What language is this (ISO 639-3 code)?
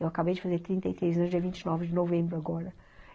por